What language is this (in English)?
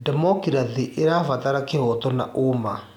Kikuyu